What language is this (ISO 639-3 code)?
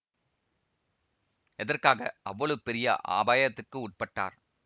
tam